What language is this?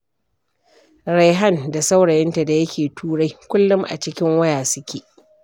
Hausa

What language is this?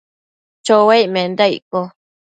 Matsés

